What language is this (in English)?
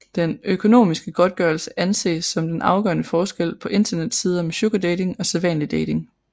Danish